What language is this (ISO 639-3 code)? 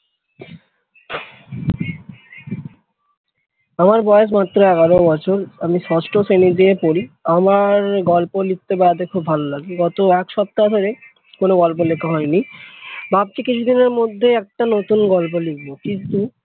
ben